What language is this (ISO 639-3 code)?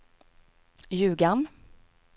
swe